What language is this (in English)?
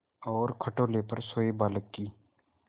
Hindi